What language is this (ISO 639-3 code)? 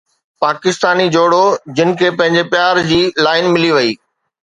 snd